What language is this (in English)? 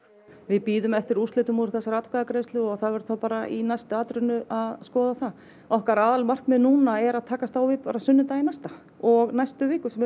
Icelandic